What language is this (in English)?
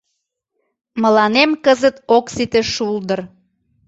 Mari